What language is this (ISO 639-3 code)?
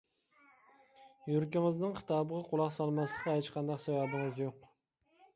uig